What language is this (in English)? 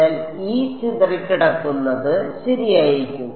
Malayalam